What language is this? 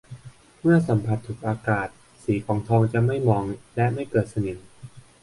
Thai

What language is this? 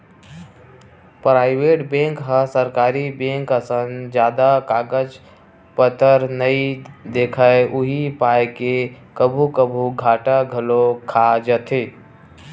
Chhattisgarhi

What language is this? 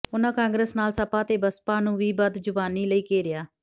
Punjabi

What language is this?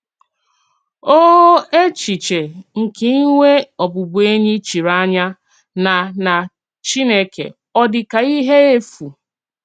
Igbo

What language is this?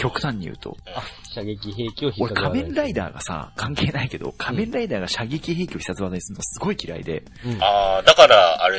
Japanese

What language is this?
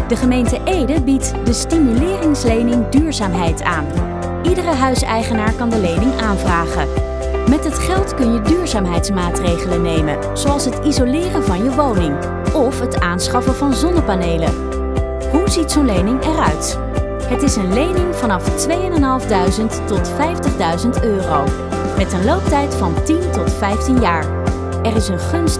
Dutch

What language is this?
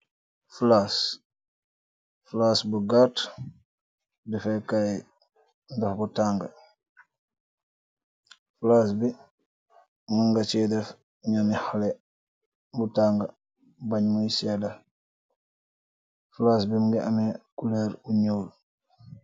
Wolof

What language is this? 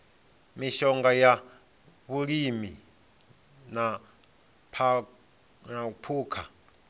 Venda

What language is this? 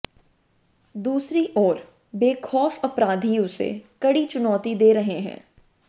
Hindi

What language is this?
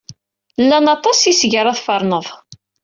Kabyle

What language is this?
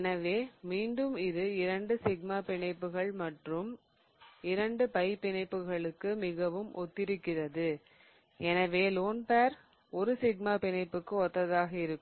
Tamil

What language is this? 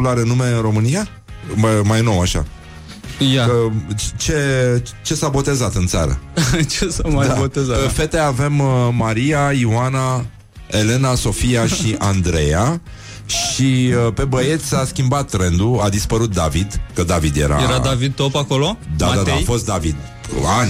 Romanian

